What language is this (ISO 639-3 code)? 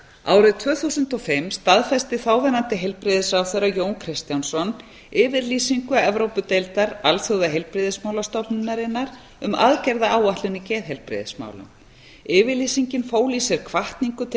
isl